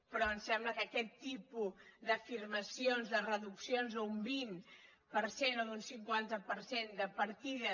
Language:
Catalan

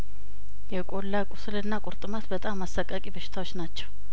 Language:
Amharic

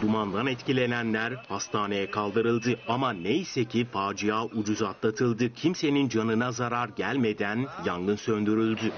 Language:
Turkish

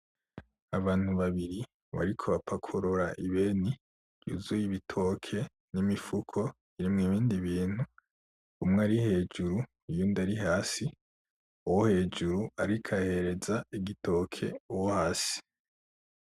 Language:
Rundi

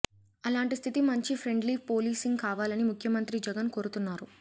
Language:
Telugu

